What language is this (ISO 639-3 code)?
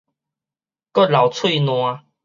nan